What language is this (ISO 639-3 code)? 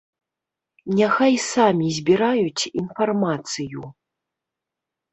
bel